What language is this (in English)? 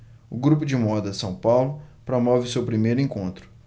Portuguese